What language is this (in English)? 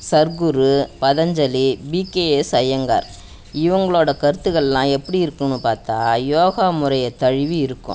Tamil